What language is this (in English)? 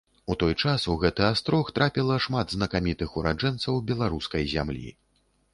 Belarusian